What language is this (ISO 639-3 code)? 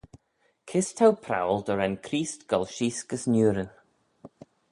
glv